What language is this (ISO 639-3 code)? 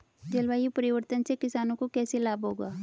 hin